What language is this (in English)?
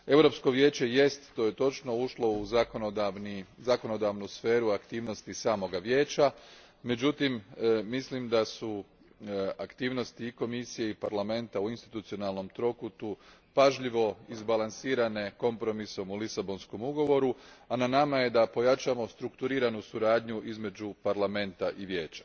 Croatian